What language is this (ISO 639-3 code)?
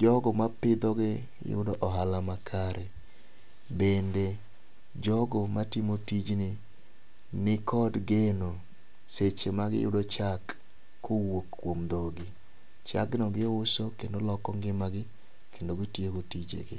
luo